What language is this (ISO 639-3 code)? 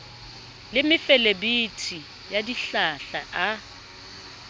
sot